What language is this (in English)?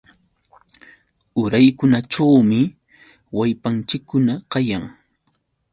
Yauyos Quechua